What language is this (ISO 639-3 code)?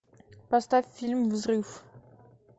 rus